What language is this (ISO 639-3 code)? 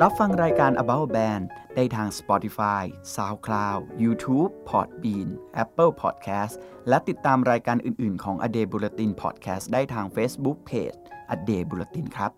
tha